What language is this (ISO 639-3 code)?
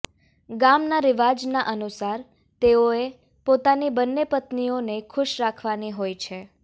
guj